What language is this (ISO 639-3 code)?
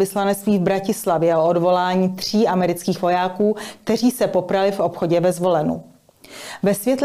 ces